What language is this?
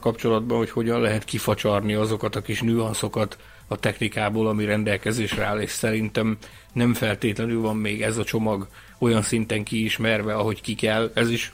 Hungarian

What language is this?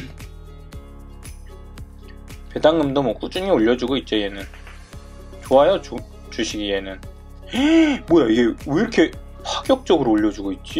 Korean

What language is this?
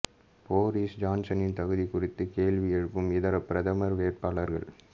Tamil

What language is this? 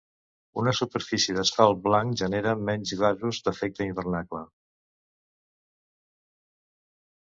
Catalan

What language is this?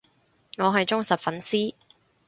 Cantonese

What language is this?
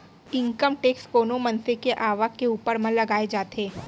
Chhattisgarhi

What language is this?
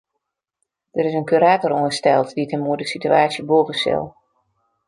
Western Frisian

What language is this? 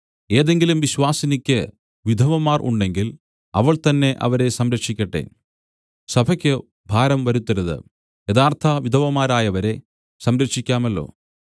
Malayalam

